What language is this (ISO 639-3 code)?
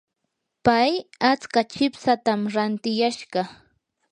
qur